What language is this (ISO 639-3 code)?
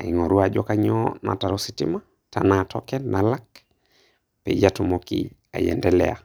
mas